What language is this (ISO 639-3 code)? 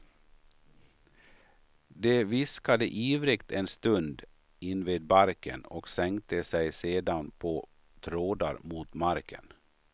swe